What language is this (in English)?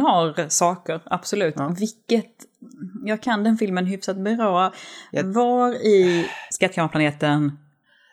Swedish